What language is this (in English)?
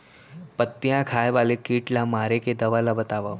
Chhattisgarhi